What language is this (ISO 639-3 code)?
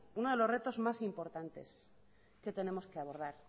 spa